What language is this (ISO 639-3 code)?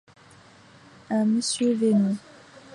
fra